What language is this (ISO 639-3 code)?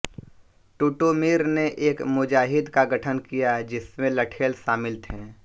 hin